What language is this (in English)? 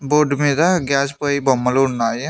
Telugu